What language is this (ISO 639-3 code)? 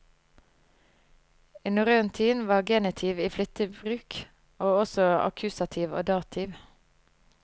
nor